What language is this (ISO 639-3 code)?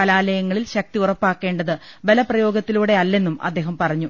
mal